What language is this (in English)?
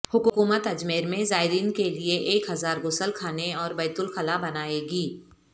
Urdu